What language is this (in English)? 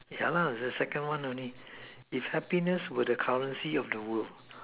English